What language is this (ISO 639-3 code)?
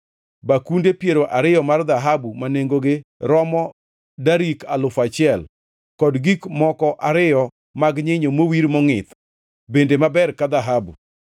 luo